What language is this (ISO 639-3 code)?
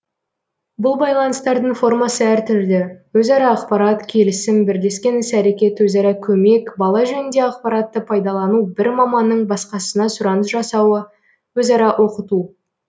kaz